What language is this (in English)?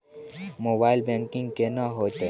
Maithili